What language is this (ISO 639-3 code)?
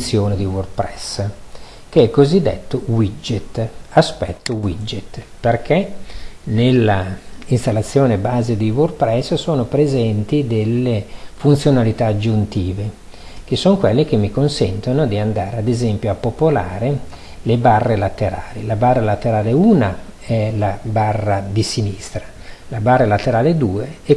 ita